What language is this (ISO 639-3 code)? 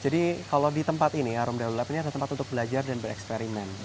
ind